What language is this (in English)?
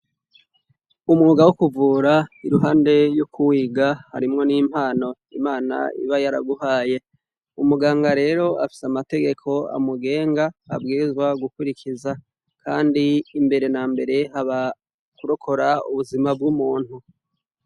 Rundi